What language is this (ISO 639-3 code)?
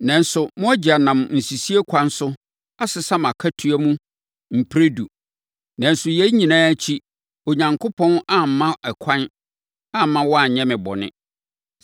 aka